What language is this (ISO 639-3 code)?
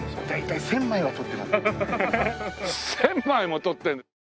jpn